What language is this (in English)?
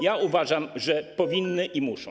Polish